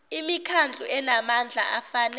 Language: Zulu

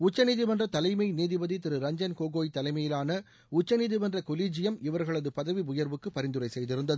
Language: Tamil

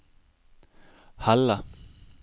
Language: Norwegian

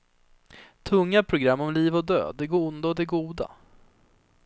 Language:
Swedish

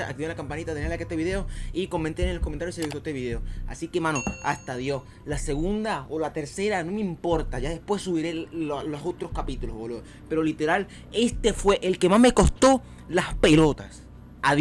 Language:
Spanish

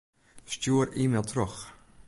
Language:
Western Frisian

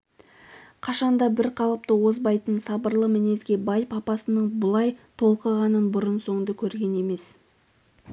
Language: Kazakh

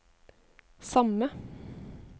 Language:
Norwegian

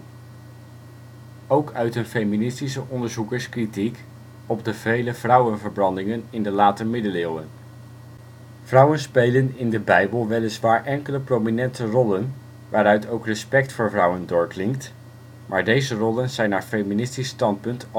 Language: Dutch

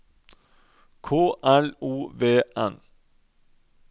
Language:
Norwegian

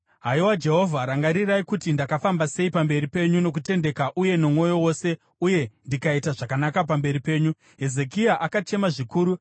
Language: Shona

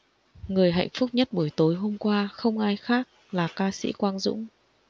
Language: Vietnamese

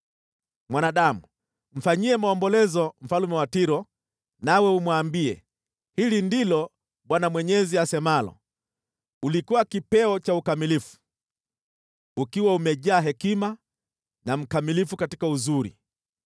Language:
Swahili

